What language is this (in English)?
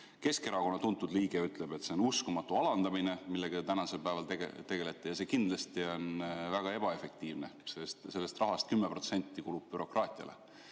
Estonian